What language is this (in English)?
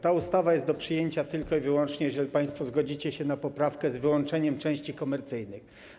Polish